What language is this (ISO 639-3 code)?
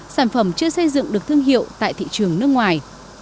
vie